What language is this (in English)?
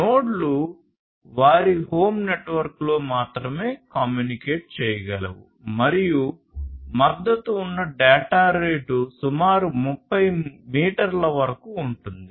Telugu